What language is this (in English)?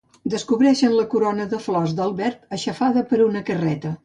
Catalan